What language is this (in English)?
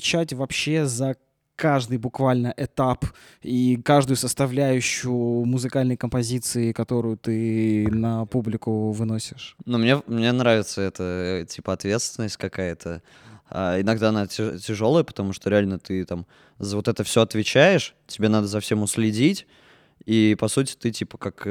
Russian